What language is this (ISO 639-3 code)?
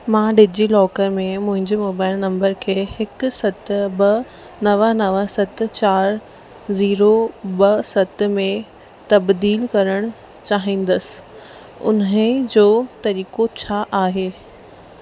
snd